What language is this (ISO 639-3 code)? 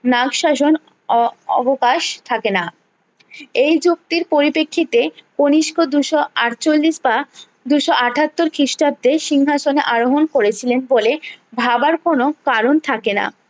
ben